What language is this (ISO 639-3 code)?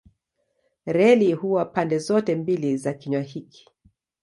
swa